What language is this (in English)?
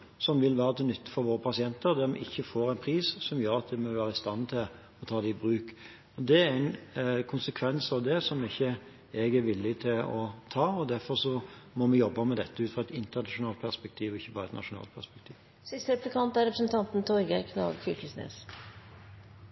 Norwegian Bokmål